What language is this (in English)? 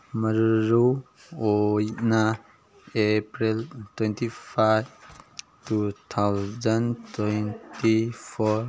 Manipuri